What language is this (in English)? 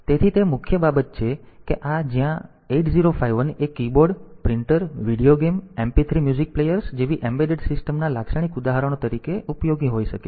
Gujarati